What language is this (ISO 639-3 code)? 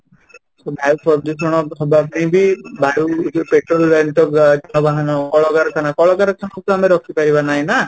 ori